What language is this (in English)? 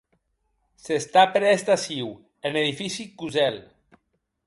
Occitan